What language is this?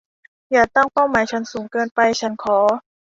Thai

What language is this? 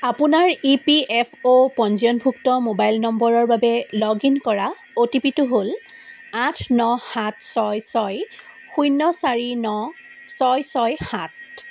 Assamese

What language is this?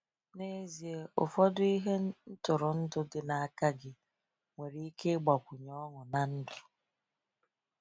Igbo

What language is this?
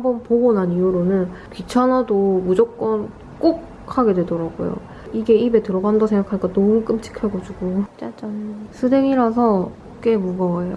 Korean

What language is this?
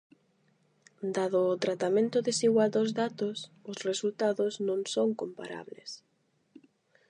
Galician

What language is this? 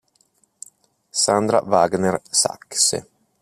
Italian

